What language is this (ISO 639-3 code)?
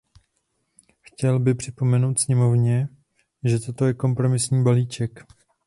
ces